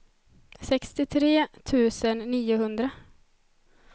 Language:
Swedish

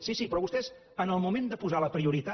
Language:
Catalan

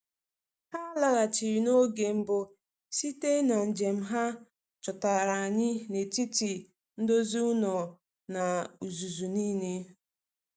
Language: Igbo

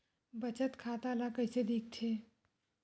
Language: Chhattisgarhi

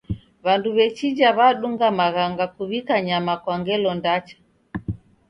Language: Taita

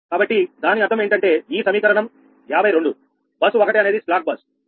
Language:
Telugu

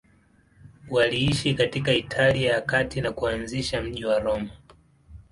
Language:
Swahili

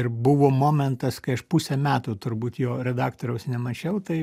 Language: Lithuanian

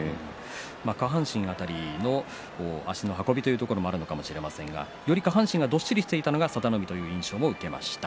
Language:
Japanese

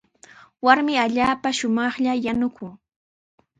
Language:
Sihuas Ancash Quechua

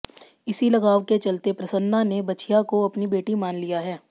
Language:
Hindi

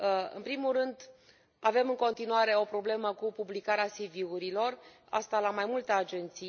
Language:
Romanian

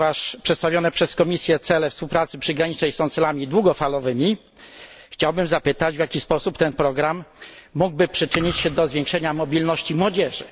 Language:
Polish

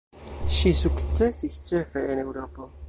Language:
Esperanto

